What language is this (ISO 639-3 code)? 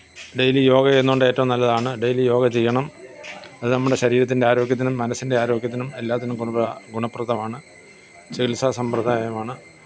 mal